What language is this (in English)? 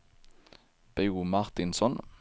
Swedish